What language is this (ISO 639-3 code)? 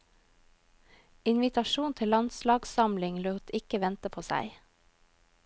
nor